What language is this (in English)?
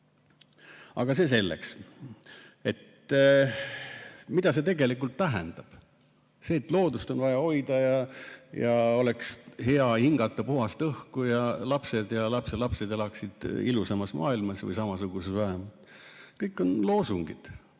Estonian